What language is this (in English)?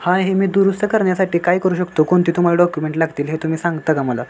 Marathi